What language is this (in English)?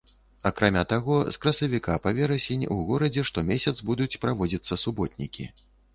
Belarusian